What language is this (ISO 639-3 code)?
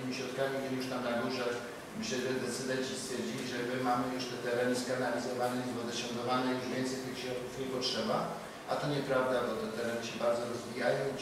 pol